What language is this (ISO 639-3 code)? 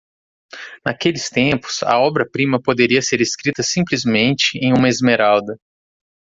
por